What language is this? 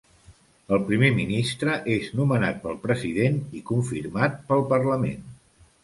Catalan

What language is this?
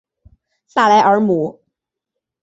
Chinese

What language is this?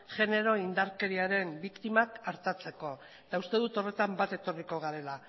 Basque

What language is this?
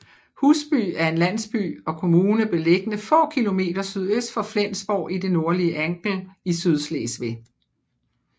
Danish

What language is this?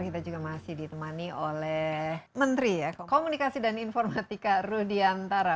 Indonesian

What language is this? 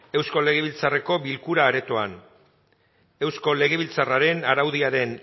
Basque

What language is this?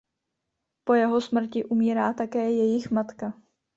Czech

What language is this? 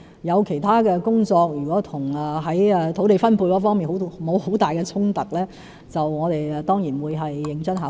Cantonese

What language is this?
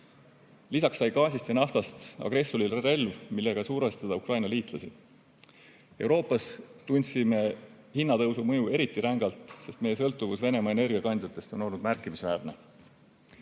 Estonian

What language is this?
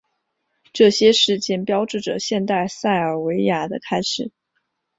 Chinese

